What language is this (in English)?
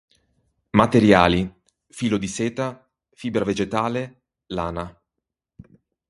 Italian